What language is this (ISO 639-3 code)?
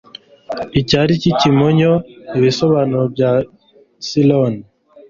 kin